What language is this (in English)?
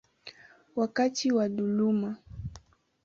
Swahili